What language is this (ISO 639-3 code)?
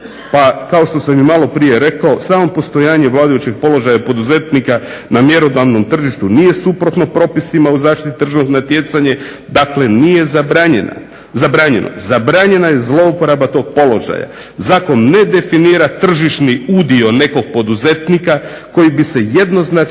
hrv